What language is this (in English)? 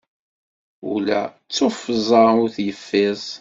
Kabyle